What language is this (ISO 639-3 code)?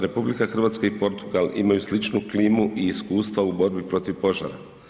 hrv